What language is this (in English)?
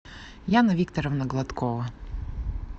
Russian